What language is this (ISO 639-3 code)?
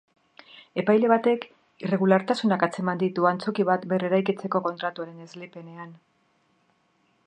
eus